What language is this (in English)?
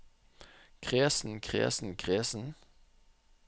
Norwegian